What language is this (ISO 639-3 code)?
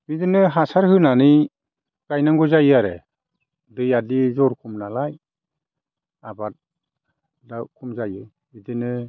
brx